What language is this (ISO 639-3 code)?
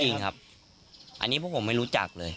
tha